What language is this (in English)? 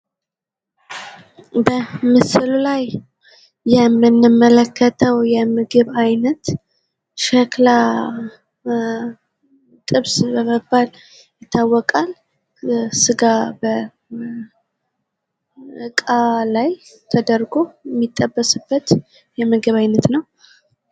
Amharic